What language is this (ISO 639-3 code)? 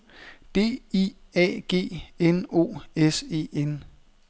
dan